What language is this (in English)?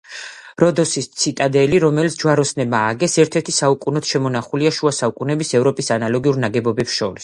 Georgian